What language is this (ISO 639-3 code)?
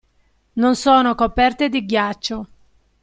ita